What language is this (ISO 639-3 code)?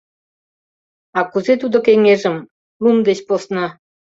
chm